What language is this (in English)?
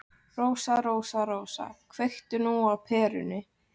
Icelandic